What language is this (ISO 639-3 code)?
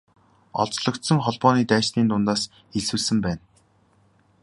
mon